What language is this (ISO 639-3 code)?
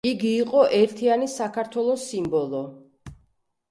kat